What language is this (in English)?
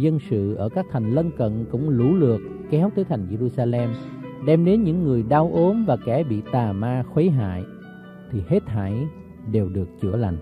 Vietnamese